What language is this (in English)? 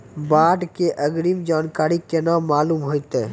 Maithili